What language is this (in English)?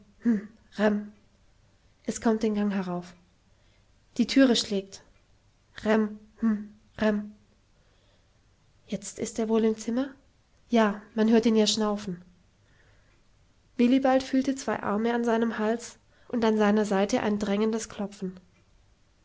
German